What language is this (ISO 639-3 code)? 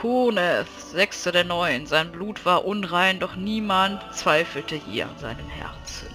deu